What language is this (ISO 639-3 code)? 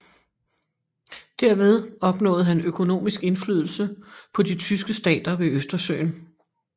dan